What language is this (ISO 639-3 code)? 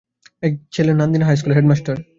ben